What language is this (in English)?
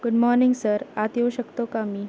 Marathi